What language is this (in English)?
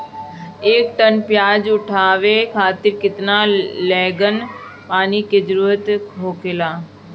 Bhojpuri